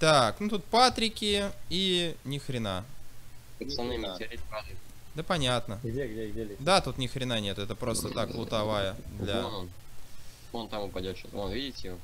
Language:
Russian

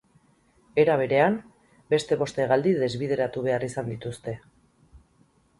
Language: Basque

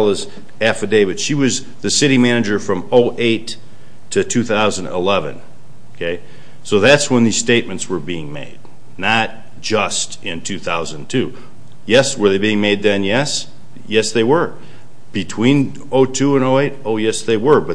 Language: English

